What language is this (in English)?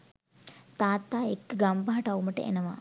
Sinhala